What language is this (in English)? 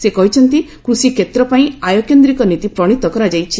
Odia